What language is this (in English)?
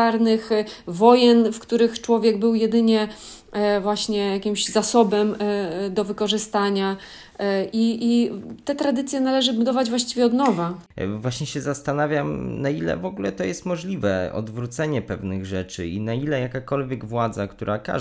Polish